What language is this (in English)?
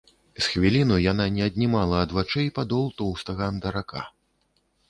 Belarusian